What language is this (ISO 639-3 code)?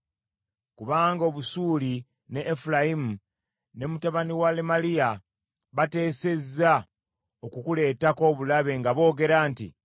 lug